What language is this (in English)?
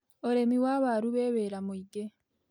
Kikuyu